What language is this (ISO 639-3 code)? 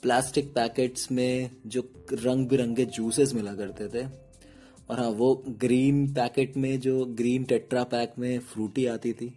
hin